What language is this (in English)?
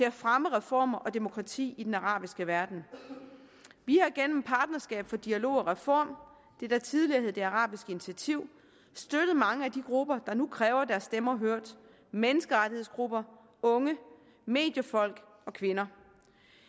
Danish